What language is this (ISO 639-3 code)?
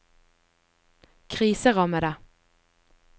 nor